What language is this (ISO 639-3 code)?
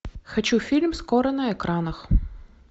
rus